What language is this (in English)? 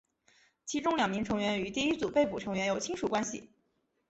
Chinese